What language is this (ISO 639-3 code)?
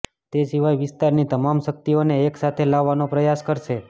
guj